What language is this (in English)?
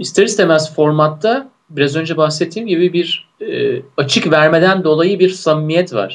Turkish